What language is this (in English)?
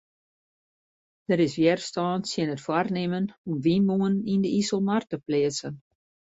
Western Frisian